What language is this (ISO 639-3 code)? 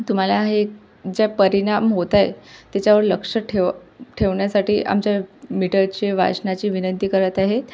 mar